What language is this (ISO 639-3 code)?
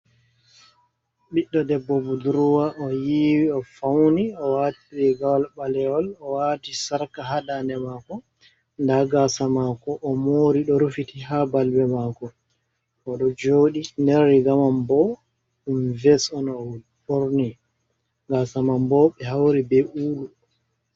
ful